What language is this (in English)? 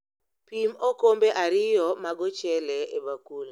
Luo (Kenya and Tanzania)